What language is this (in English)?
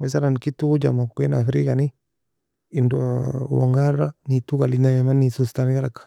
Nobiin